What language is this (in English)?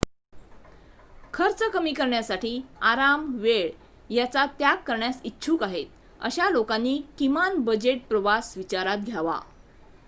Marathi